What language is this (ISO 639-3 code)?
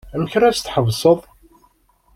kab